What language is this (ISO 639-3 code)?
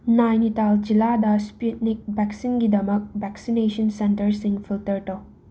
mni